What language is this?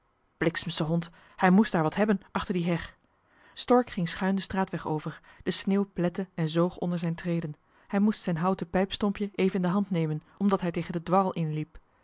Dutch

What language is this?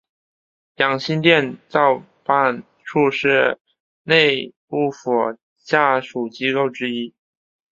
Chinese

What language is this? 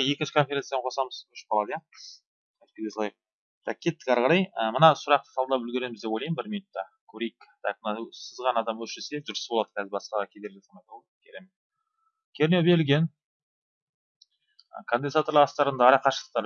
Turkish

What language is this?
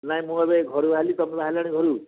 Odia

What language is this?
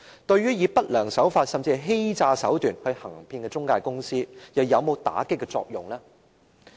Cantonese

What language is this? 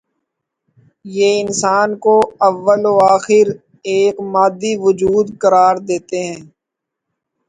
Urdu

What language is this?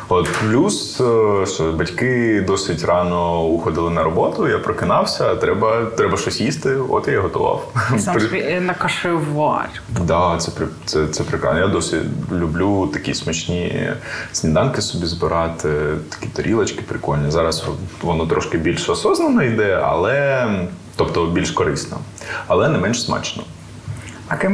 Ukrainian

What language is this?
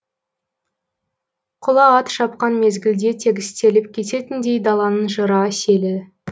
Kazakh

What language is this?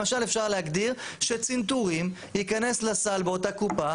Hebrew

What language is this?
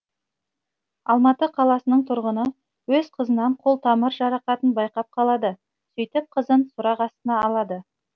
Kazakh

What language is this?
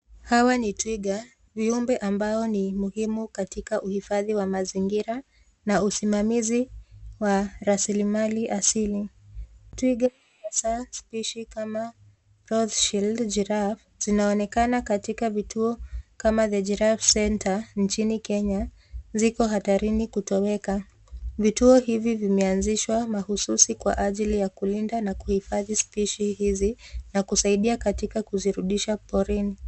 Swahili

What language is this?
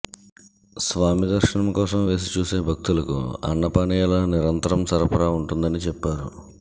Telugu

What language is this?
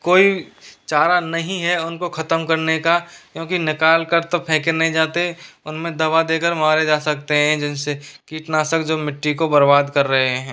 Hindi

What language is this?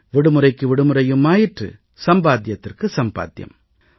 Tamil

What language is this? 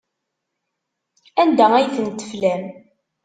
Kabyle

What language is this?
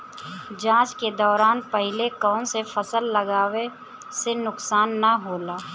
Bhojpuri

